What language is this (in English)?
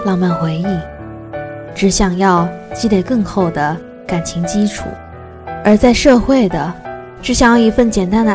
Chinese